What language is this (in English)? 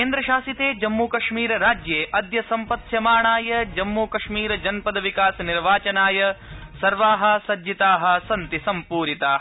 Sanskrit